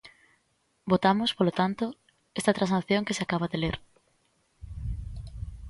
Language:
Galician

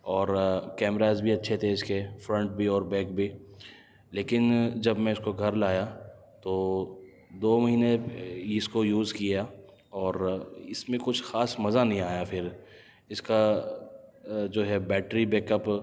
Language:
Urdu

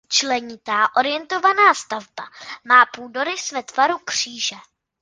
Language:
Czech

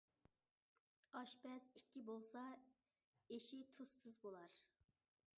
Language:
Uyghur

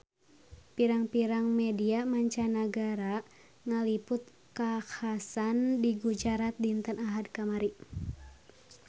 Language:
Sundanese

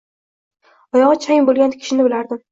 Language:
Uzbek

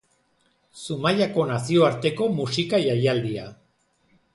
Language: Basque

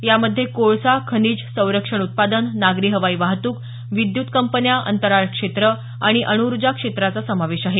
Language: Marathi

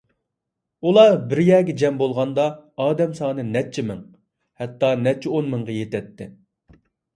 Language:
Uyghur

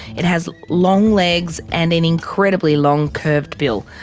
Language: English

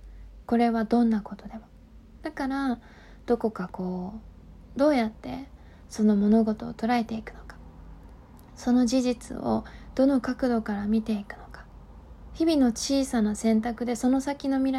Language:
Japanese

